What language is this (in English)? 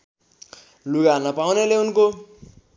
Nepali